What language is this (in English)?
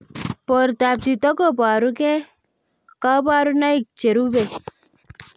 Kalenjin